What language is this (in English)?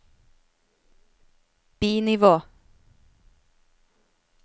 Norwegian